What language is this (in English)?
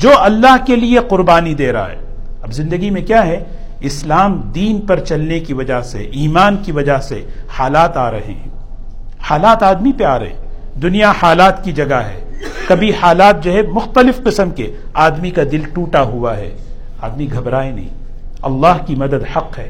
Urdu